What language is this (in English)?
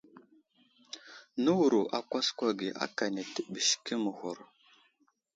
Wuzlam